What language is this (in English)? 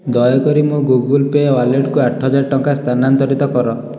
Odia